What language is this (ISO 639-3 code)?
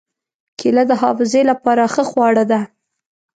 pus